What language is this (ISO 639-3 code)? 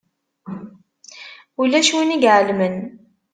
kab